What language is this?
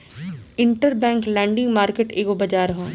Bhojpuri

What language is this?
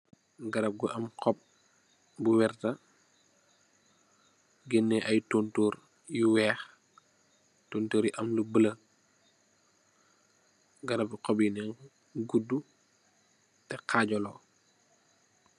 Wolof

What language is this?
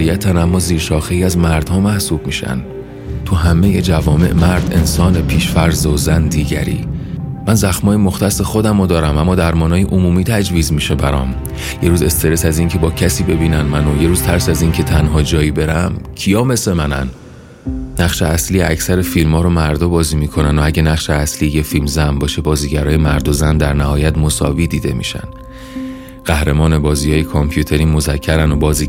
Persian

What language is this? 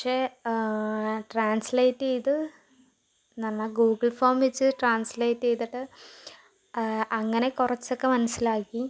Malayalam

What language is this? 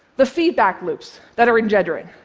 English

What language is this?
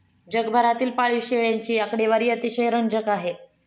Marathi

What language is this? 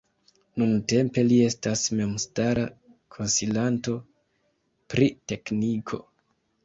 Esperanto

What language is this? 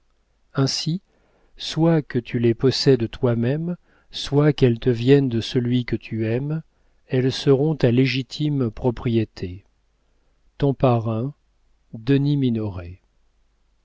French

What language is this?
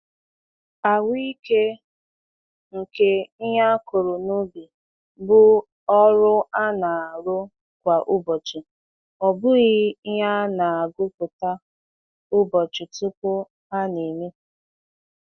Igbo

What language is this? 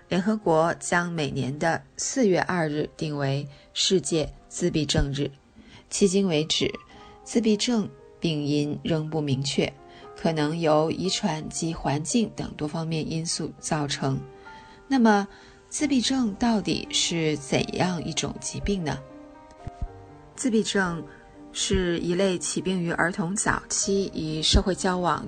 Chinese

